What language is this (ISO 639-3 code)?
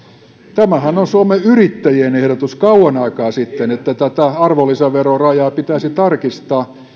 fin